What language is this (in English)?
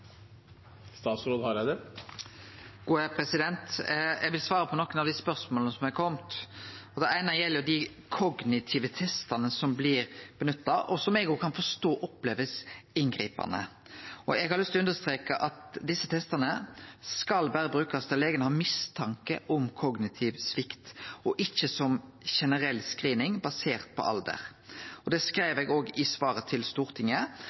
Norwegian Nynorsk